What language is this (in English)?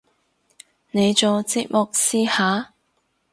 Cantonese